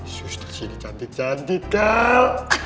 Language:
Indonesian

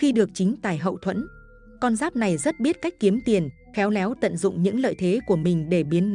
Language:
Vietnamese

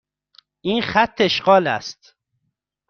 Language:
Persian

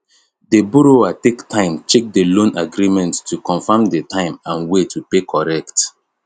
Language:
Nigerian Pidgin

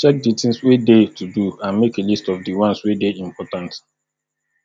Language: Nigerian Pidgin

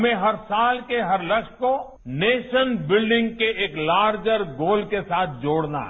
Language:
Hindi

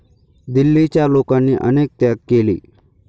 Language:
Marathi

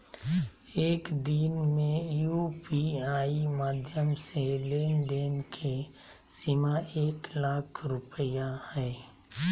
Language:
Magahi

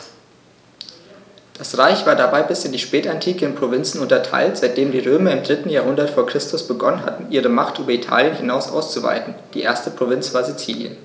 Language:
German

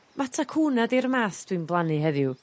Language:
Welsh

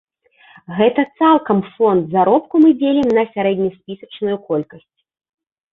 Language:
Belarusian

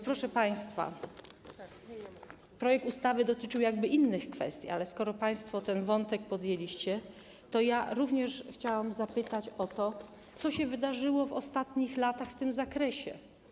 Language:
Polish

